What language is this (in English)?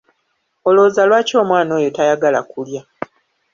Ganda